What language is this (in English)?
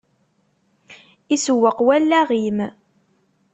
Kabyle